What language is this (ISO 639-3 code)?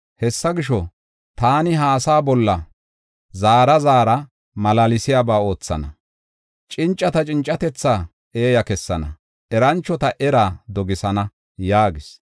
gof